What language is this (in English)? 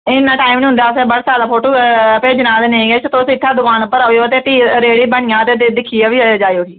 Dogri